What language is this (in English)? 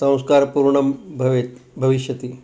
Sanskrit